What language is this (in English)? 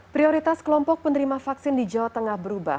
Indonesian